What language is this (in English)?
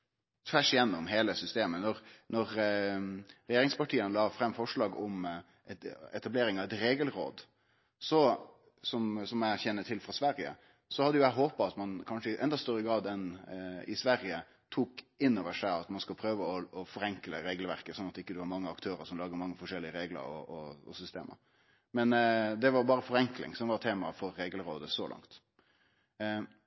Norwegian Nynorsk